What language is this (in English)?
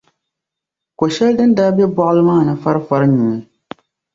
Dagbani